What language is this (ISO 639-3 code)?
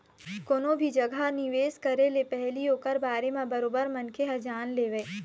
hne